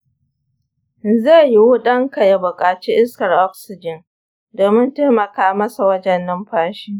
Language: Hausa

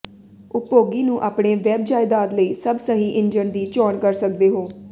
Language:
Punjabi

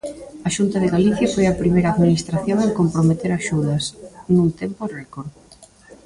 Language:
Galician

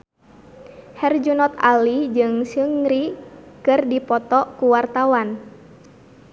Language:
Sundanese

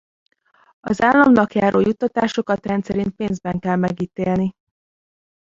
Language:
Hungarian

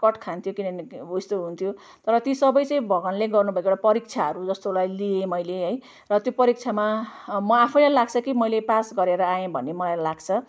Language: Nepali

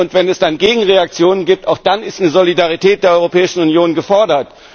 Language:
German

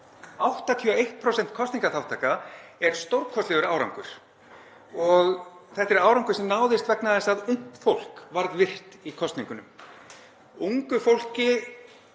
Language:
Icelandic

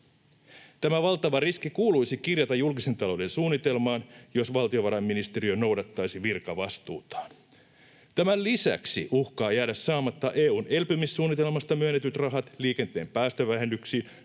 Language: Finnish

